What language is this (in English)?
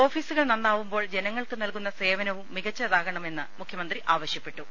Malayalam